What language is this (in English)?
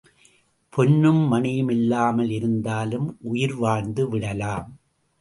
Tamil